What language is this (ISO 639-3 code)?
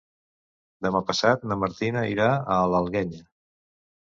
cat